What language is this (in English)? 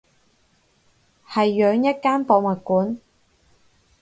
Cantonese